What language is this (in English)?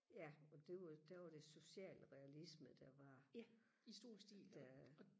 Danish